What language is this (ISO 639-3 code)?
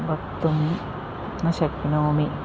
san